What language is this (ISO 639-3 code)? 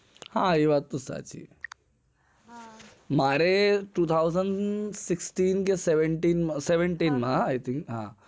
guj